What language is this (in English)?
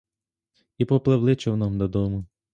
Ukrainian